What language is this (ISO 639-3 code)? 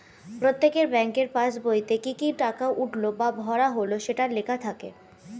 ben